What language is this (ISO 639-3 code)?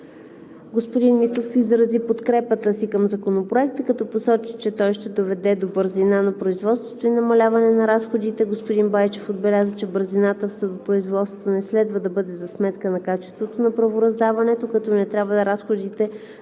bul